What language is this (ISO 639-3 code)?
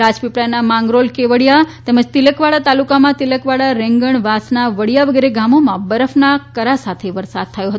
guj